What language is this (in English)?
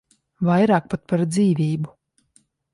Latvian